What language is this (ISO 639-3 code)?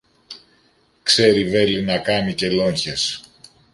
ell